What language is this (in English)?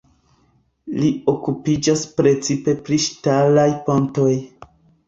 Esperanto